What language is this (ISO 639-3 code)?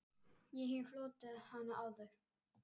isl